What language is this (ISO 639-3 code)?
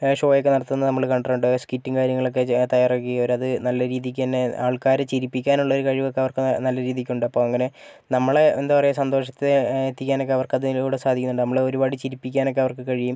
mal